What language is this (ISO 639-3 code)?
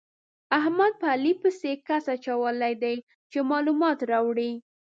pus